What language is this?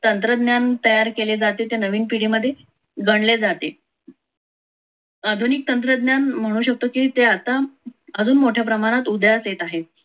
Marathi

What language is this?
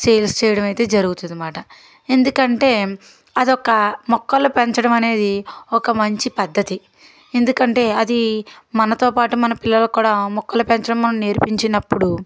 Telugu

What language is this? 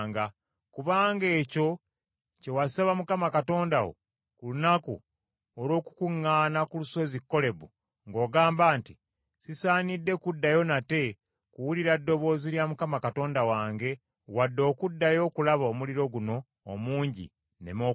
Ganda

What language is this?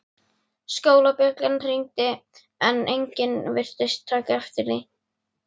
Icelandic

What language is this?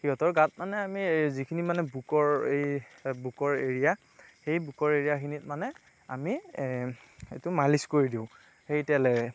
Assamese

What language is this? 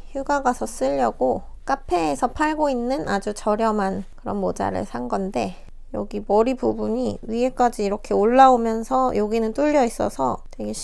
Korean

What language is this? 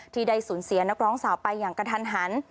Thai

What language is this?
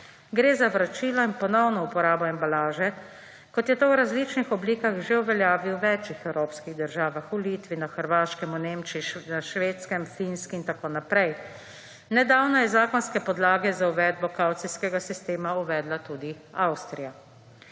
Slovenian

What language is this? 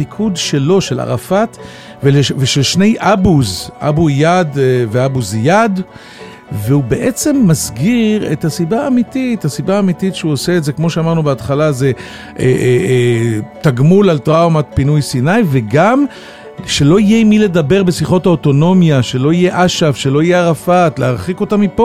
Hebrew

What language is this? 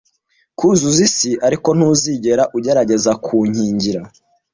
Kinyarwanda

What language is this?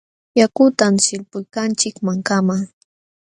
Jauja Wanca Quechua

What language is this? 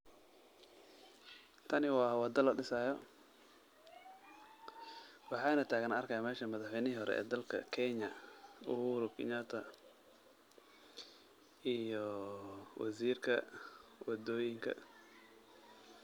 Somali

